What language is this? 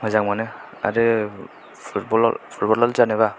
Bodo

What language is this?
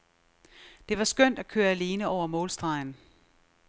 Danish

